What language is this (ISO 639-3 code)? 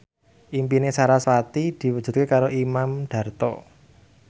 jav